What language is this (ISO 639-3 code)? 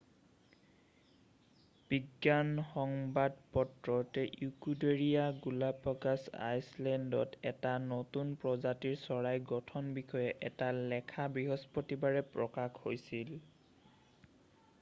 asm